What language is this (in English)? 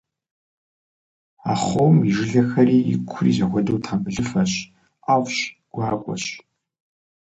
Kabardian